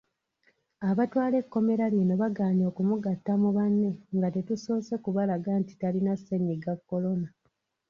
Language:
Ganda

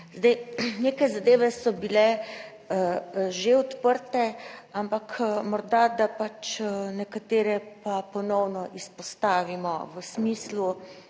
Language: Slovenian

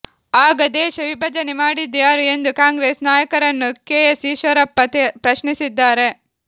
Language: Kannada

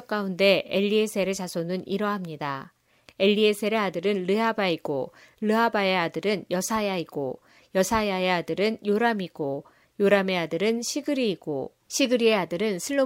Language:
Korean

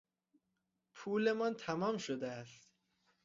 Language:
Persian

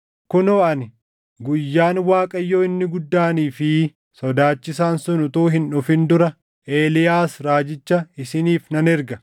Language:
Oromo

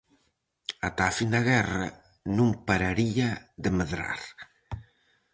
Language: Galician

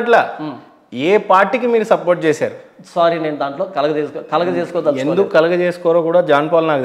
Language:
Telugu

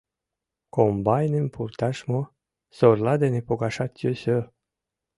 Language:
Mari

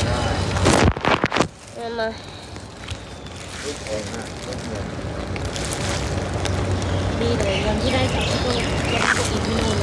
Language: Thai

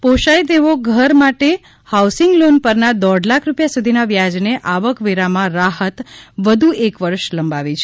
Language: Gujarati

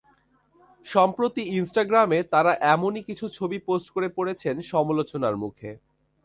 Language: Bangla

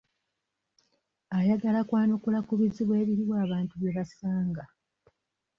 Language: Ganda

